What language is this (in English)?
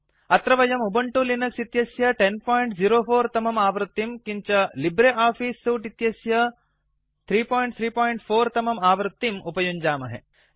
Sanskrit